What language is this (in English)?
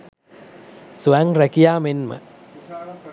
Sinhala